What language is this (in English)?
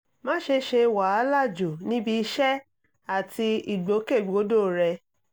Yoruba